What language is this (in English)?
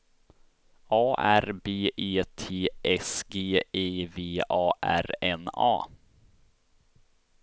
Swedish